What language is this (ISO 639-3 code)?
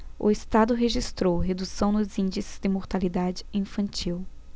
por